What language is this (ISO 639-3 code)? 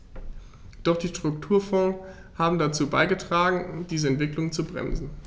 deu